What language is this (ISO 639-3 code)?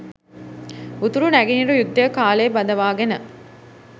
sin